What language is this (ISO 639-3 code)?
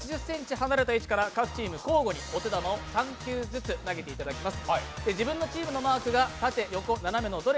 jpn